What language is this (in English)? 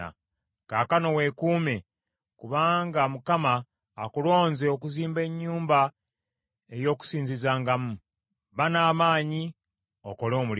Ganda